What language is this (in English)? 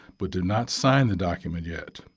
English